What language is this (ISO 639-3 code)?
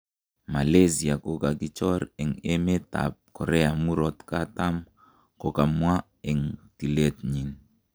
kln